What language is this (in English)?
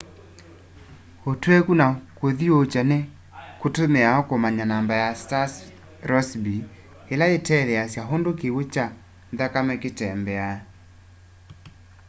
Kamba